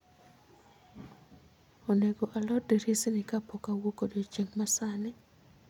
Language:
Luo (Kenya and Tanzania)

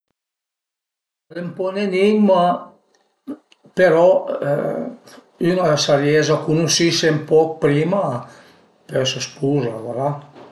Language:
Piedmontese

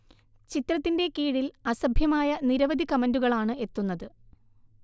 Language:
Malayalam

